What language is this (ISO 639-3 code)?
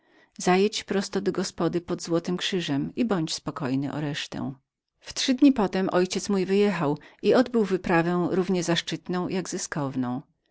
pol